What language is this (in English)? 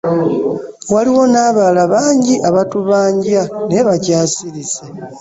Ganda